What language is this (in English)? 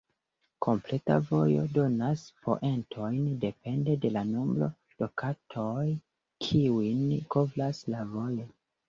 Esperanto